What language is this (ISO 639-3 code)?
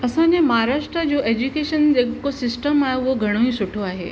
snd